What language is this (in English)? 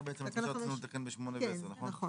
Hebrew